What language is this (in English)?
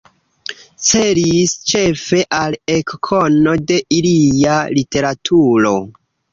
Esperanto